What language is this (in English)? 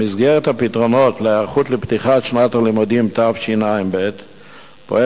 Hebrew